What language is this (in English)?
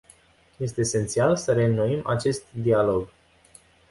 Romanian